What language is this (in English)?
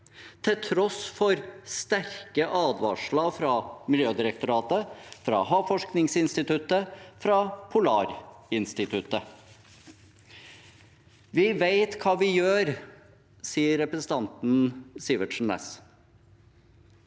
Norwegian